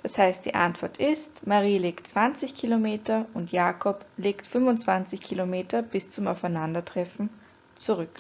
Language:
German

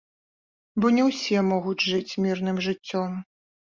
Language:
Belarusian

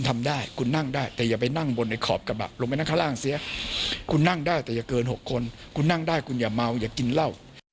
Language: Thai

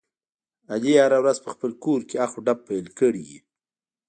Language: Pashto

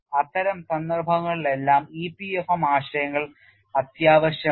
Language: Malayalam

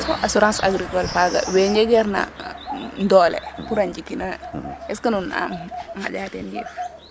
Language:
Serer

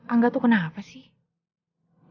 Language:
Indonesian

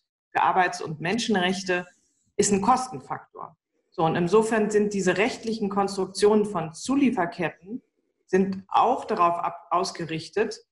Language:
German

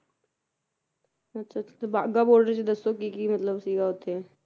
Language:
Punjabi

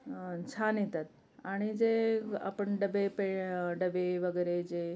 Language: Marathi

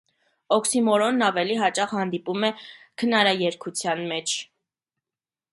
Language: Armenian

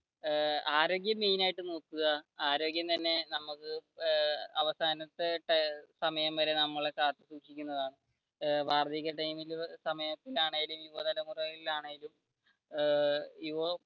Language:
Malayalam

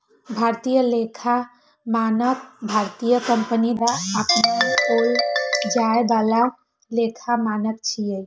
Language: Maithili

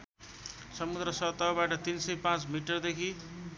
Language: Nepali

